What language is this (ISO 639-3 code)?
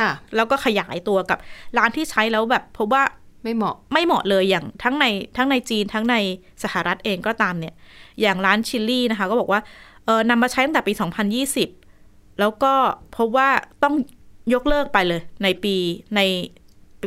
tha